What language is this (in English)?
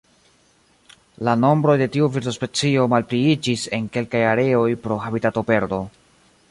Esperanto